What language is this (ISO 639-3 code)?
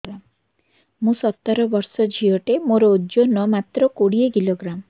ori